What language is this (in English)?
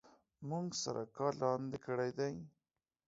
Pashto